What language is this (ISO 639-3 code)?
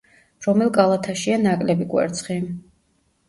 kat